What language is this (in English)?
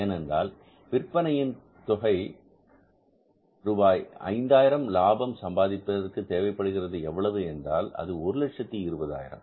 Tamil